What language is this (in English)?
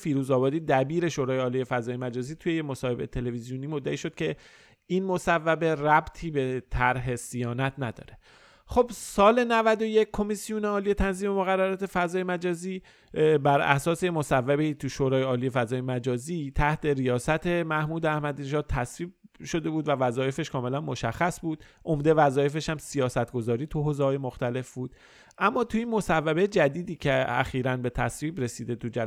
Persian